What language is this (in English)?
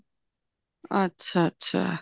Punjabi